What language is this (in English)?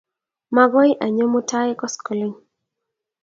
Kalenjin